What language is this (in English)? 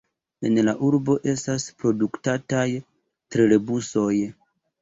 Esperanto